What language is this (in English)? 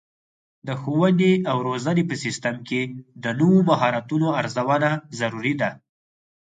Pashto